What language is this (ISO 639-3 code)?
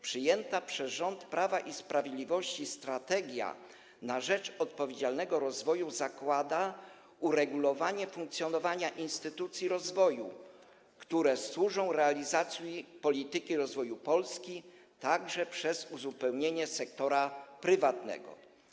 pol